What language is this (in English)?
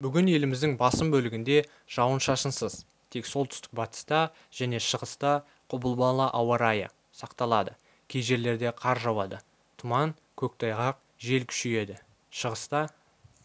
Kazakh